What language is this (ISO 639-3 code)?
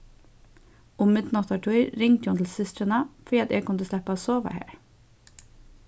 fao